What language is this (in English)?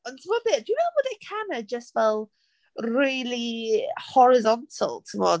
Welsh